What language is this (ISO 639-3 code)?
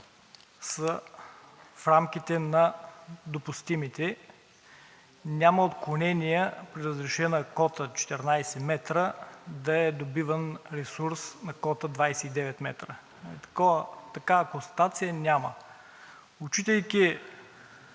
bul